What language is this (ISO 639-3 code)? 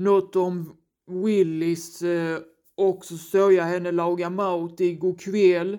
swe